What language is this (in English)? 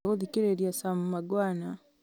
Kikuyu